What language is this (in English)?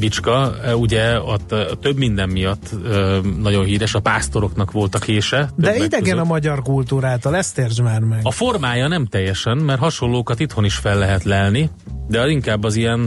Hungarian